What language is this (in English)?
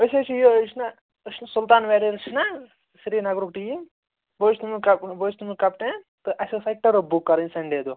Kashmiri